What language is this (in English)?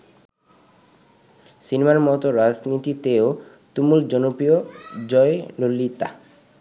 Bangla